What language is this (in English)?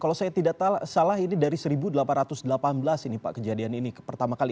Indonesian